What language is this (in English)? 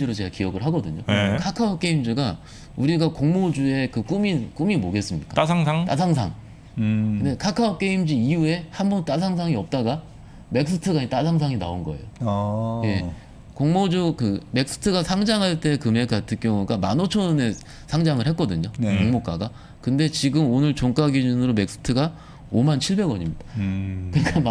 Korean